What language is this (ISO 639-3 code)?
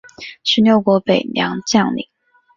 zho